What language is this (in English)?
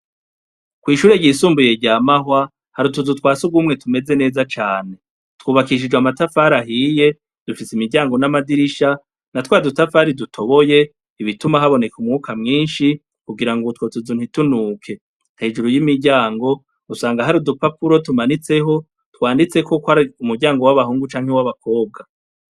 Rundi